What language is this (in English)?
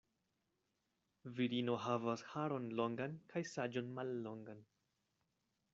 Esperanto